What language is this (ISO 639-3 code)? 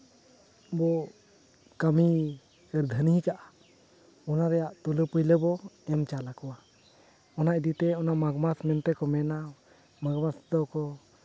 sat